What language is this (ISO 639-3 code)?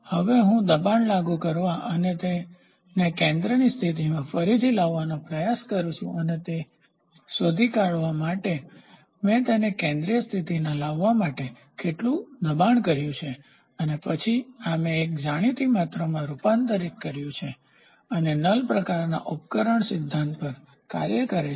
guj